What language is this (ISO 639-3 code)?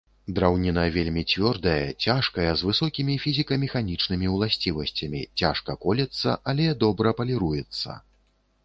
bel